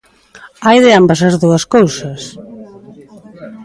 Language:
Galician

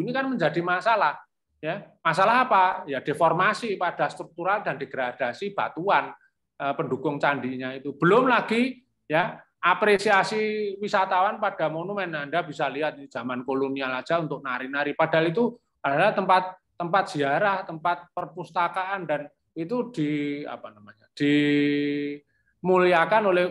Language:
Indonesian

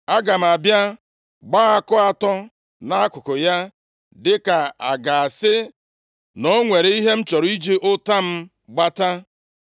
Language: Igbo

